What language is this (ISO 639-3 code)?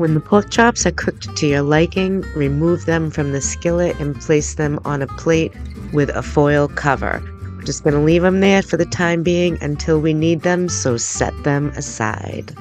eng